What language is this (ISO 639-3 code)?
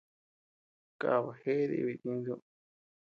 cux